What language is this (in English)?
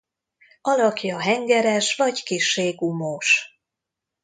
Hungarian